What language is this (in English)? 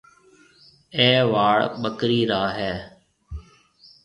Marwari (Pakistan)